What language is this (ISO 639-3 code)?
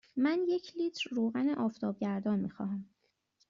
fas